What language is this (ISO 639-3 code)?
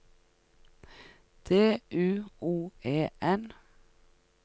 nor